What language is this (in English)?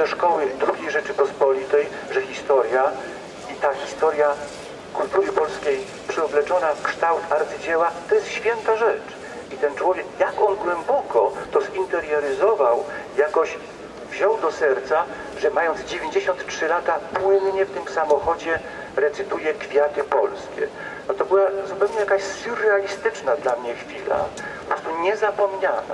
Polish